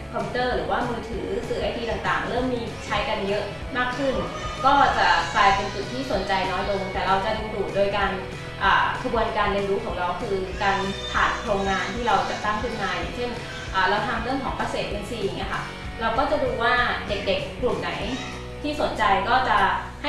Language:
Thai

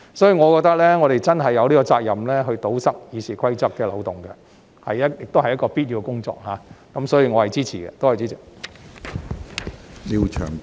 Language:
Cantonese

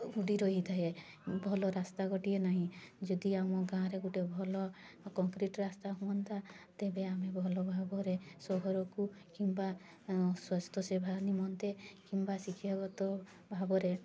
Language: Odia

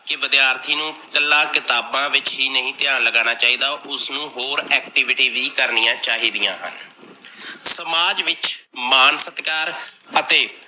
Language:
Punjabi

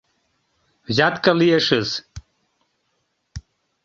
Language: Mari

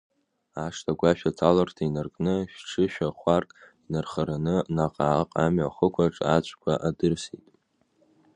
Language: Abkhazian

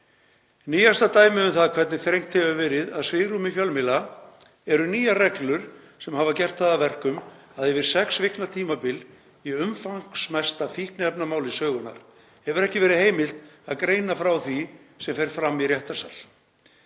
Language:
Icelandic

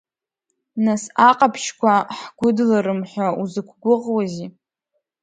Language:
Abkhazian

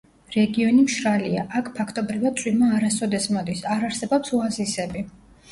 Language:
Georgian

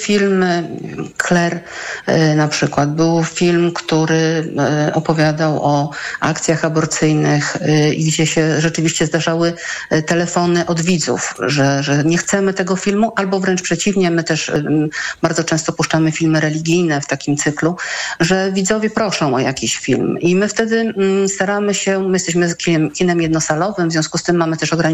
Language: Polish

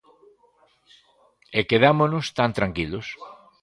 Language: Galician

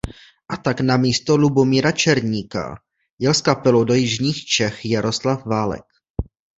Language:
Czech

